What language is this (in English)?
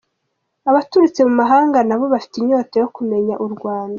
Kinyarwanda